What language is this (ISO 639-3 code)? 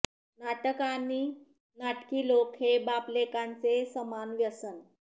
mar